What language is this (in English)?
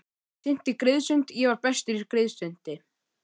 Icelandic